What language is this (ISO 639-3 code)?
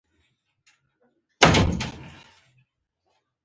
pus